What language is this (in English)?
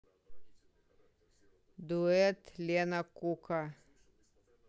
Russian